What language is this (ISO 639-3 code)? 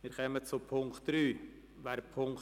gsw